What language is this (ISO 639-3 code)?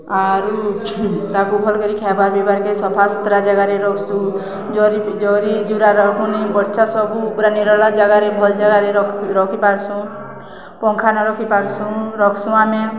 ori